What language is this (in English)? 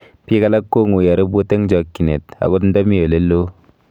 Kalenjin